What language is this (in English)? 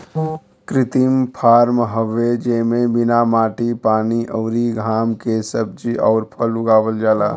Bhojpuri